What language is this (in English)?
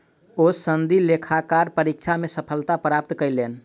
Maithili